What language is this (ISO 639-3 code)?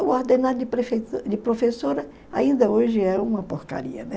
por